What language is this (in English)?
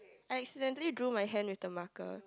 English